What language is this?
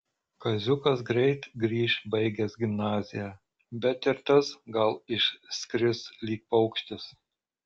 Lithuanian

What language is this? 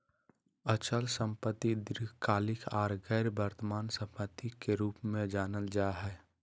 Magahi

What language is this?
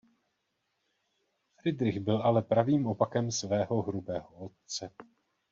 Czech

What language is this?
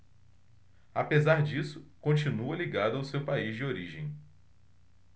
Portuguese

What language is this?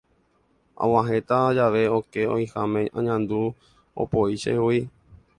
Guarani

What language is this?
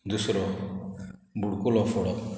Konkani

